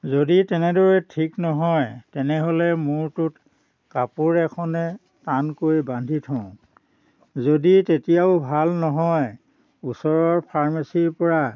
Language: Assamese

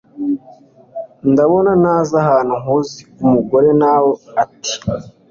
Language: Kinyarwanda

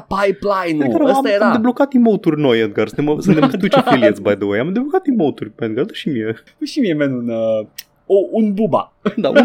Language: Romanian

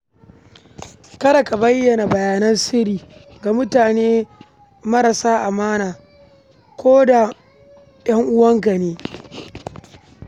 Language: Hausa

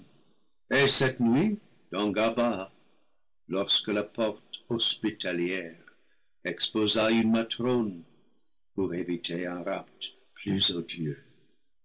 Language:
French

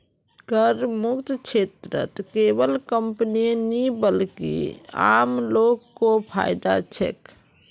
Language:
Magahi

